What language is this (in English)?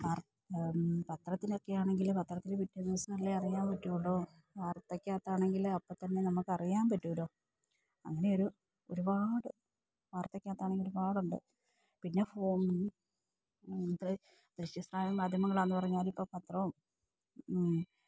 Malayalam